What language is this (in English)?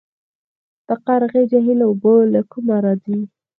Pashto